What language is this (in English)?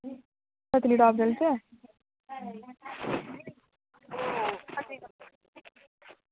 Dogri